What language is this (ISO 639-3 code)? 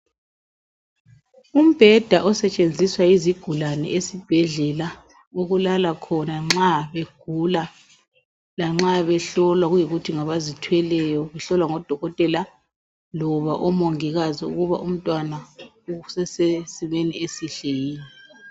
nde